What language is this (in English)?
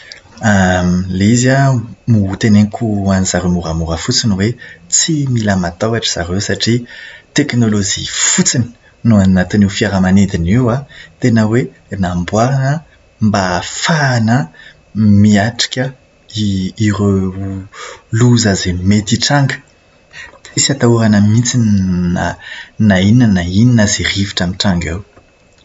Malagasy